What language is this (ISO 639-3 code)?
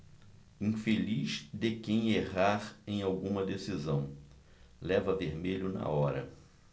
por